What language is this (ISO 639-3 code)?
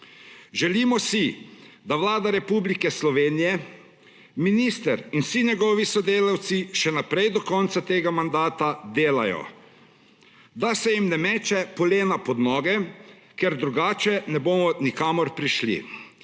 slv